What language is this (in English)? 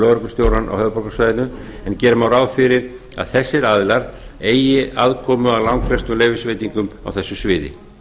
Icelandic